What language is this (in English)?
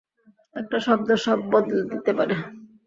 Bangla